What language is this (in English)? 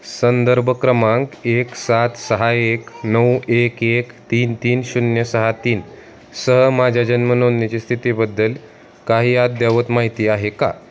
Marathi